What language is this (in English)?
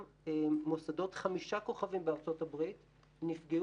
Hebrew